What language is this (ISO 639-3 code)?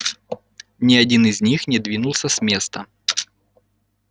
rus